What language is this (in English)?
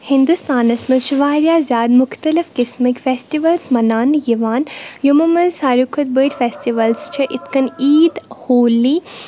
Kashmiri